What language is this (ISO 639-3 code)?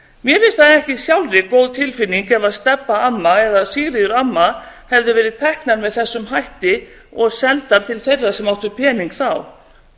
isl